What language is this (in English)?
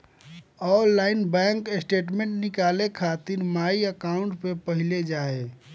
Bhojpuri